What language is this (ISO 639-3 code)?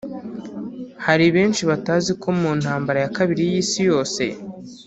kin